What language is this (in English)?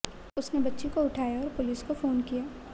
Hindi